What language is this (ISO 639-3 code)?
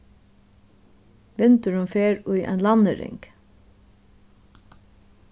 fao